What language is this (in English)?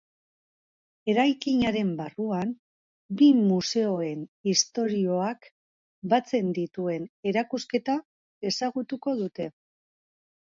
Basque